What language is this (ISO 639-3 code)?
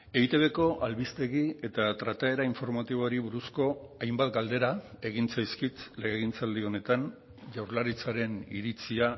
eus